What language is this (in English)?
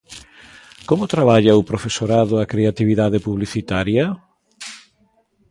Galician